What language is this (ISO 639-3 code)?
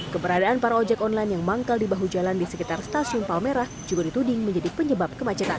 ind